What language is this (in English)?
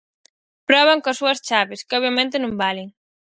Galician